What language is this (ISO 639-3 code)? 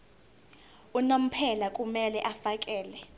zul